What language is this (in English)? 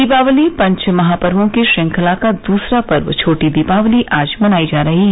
Hindi